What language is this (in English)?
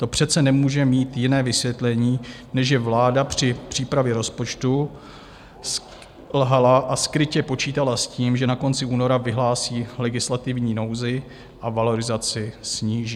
Czech